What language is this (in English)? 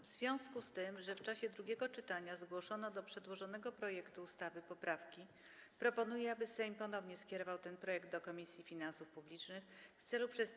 Polish